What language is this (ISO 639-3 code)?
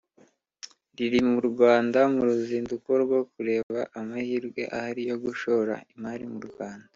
kin